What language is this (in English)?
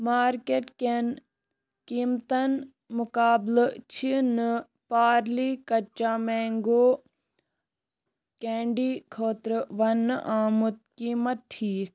Kashmiri